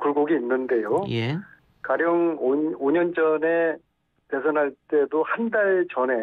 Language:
Korean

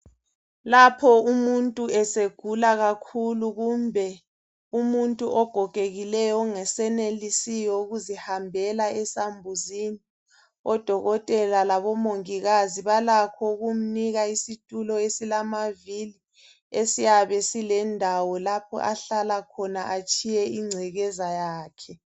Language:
North Ndebele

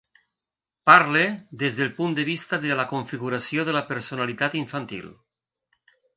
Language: Catalan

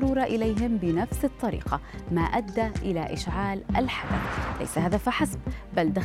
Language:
Arabic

